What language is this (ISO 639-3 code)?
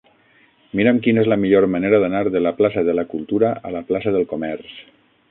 cat